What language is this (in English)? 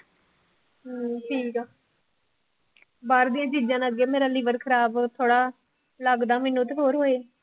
Punjabi